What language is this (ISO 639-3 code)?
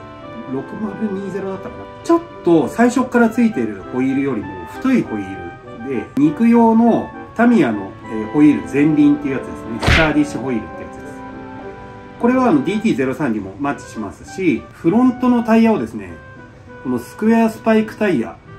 jpn